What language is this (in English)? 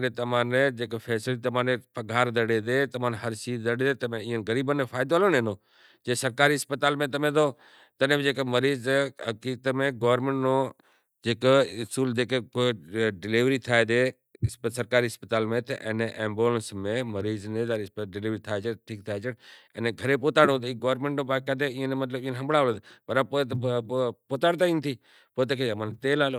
Kachi Koli